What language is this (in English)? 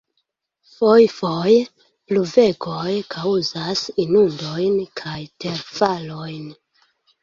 Esperanto